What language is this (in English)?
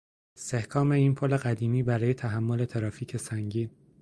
Persian